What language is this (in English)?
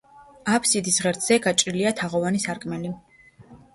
Georgian